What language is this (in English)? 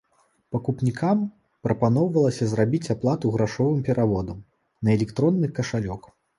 Belarusian